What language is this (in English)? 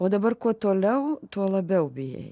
Lithuanian